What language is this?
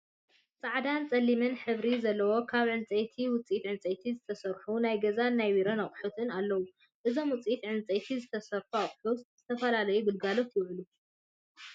Tigrinya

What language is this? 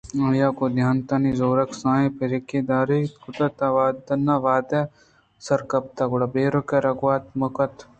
Eastern Balochi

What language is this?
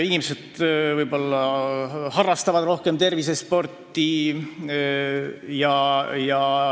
Estonian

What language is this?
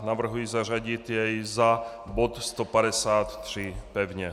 Czech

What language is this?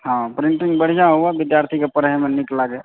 Maithili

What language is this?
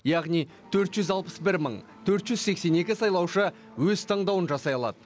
Kazakh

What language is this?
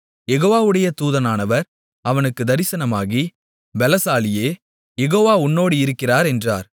Tamil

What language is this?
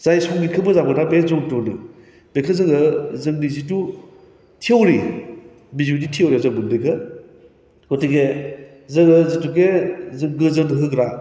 Bodo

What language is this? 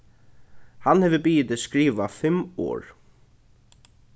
Faroese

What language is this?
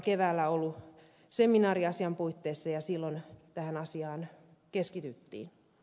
Finnish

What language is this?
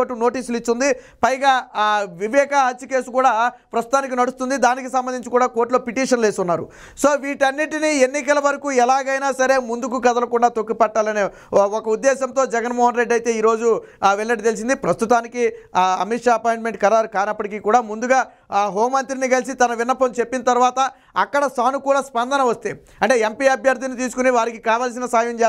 Telugu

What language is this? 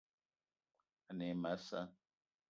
Eton (Cameroon)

